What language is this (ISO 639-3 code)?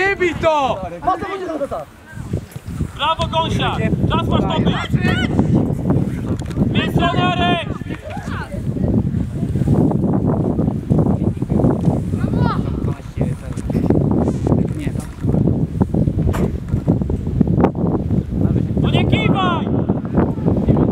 pol